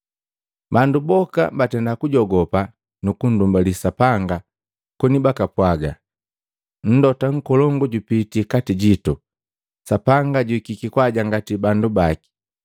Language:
Matengo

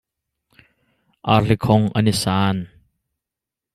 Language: Hakha Chin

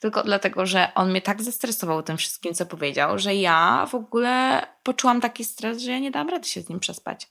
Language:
Polish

